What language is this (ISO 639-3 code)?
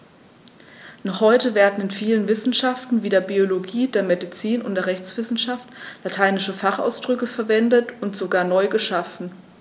deu